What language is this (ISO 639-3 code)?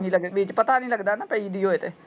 pan